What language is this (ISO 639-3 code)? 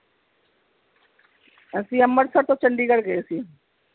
pan